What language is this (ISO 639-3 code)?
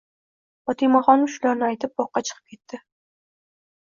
uzb